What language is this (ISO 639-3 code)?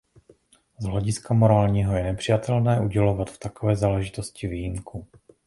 ces